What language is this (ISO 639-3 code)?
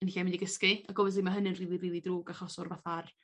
cym